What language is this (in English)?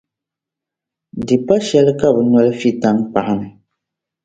Dagbani